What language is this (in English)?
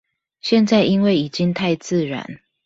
Chinese